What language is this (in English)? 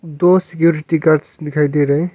Hindi